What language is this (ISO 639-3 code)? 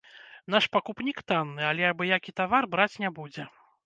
bel